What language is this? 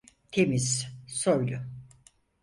Turkish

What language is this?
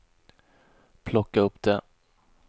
Swedish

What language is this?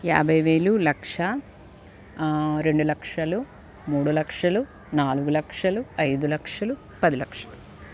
Telugu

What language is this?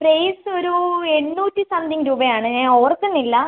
Malayalam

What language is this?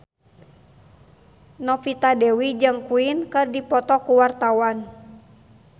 Sundanese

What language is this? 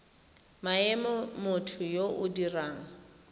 Tswana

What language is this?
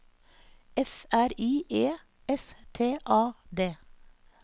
Norwegian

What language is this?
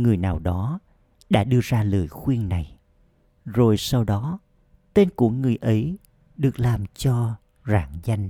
Vietnamese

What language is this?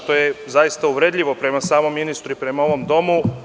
Serbian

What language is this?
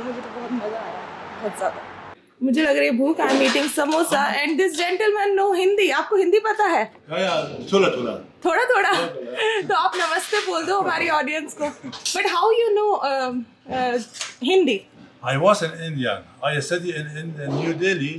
Hindi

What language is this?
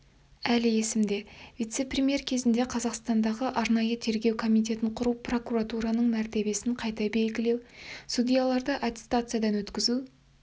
Kazakh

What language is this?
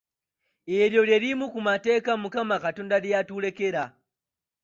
Ganda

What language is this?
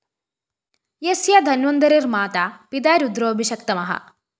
Malayalam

